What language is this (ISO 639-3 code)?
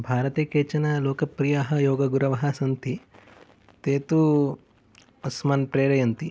san